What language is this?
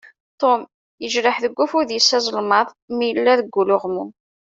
Kabyle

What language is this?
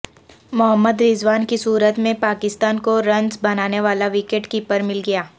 Urdu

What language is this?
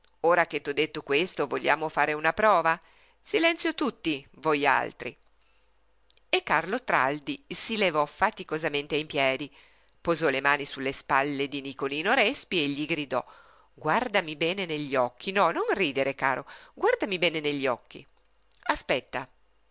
Italian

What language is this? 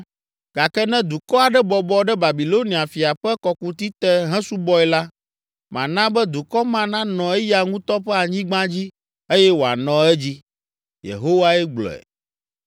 Ewe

